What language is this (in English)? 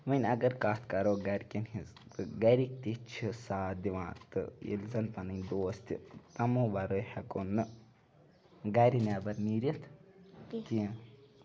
Kashmiri